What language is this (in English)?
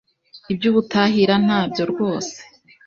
Kinyarwanda